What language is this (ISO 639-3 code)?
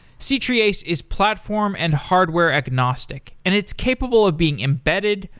eng